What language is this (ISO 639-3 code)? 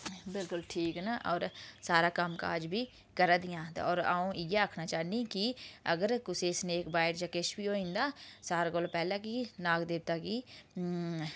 doi